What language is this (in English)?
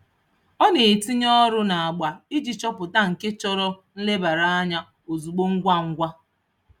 Igbo